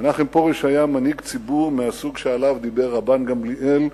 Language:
Hebrew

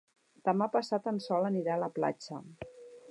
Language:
Catalan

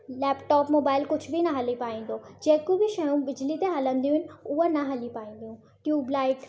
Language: Sindhi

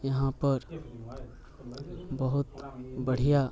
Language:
Maithili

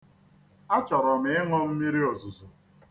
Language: Igbo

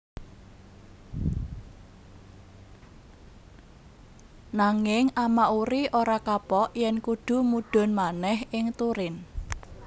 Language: Javanese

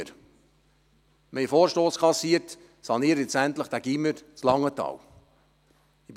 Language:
Swiss German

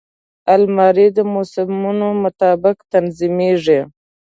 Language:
Pashto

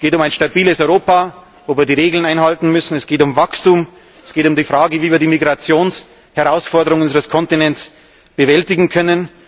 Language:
German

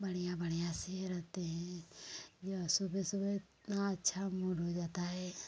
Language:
Hindi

